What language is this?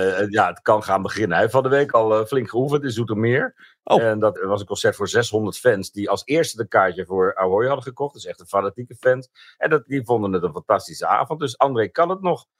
Dutch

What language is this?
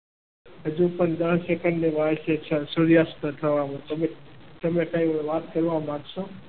Gujarati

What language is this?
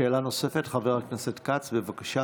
Hebrew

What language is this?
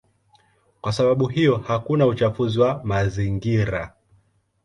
Swahili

